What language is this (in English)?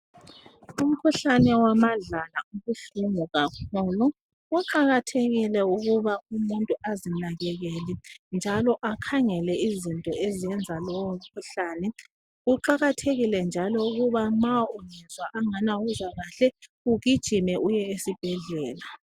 North Ndebele